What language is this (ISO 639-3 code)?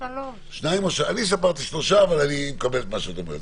heb